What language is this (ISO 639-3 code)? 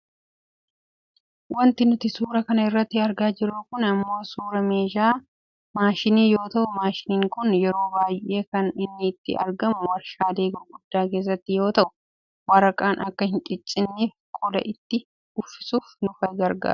orm